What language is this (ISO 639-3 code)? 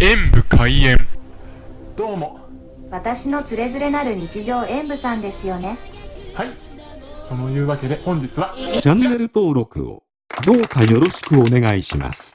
jpn